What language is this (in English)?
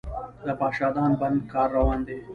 Pashto